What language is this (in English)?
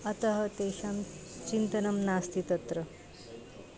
Sanskrit